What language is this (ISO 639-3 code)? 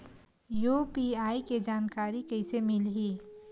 hne